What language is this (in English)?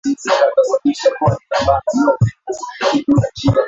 Swahili